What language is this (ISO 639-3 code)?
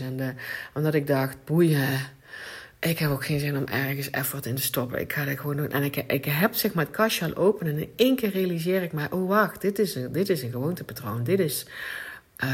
nld